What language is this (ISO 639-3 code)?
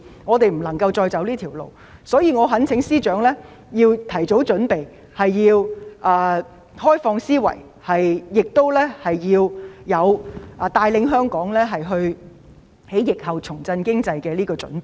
yue